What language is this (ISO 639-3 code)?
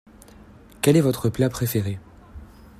fra